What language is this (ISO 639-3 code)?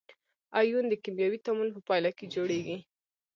pus